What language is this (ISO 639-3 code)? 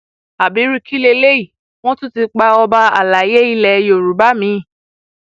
yor